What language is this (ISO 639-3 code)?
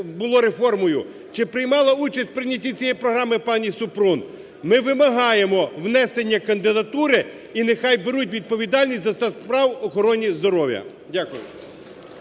ukr